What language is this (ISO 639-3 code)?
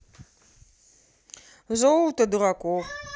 rus